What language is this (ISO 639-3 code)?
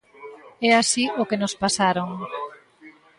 glg